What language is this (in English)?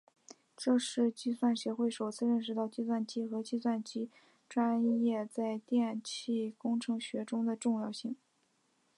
Chinese